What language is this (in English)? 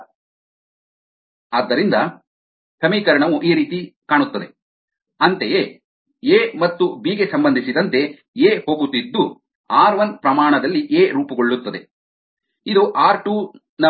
Kannada